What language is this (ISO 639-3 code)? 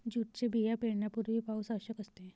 mar